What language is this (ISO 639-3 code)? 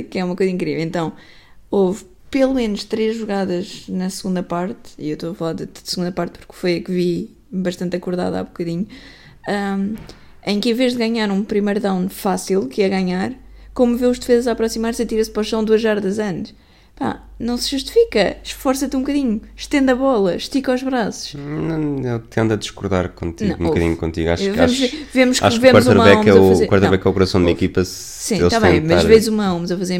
por